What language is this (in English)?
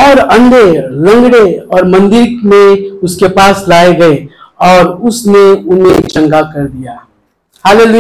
Hindi